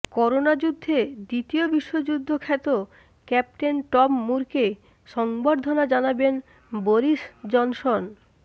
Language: Bangla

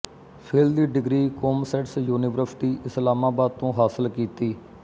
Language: Punjabi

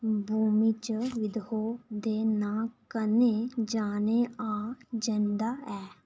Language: Dogri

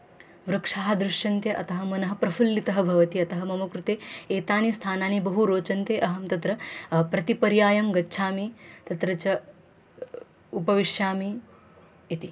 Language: Sanskrit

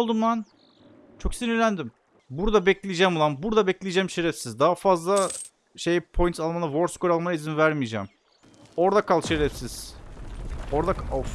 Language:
Turkish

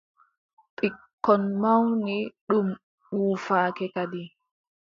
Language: Adamawa Fulfulde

